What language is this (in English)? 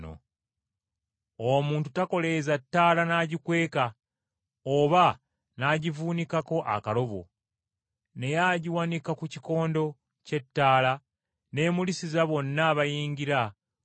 Ganda